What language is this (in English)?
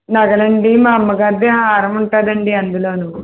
Telugu